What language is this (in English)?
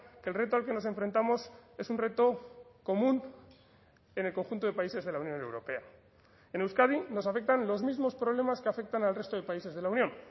Spanish